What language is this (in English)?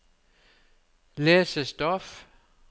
Norwegian